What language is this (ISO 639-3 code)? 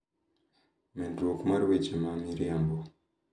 luo